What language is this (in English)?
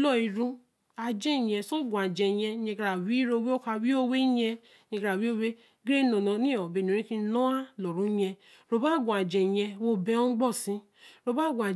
Eleme